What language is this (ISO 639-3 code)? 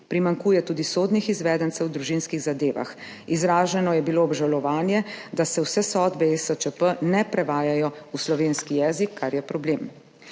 slv